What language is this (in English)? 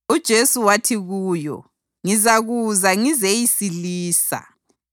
North Ndebele